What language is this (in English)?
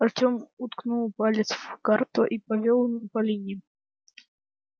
Russian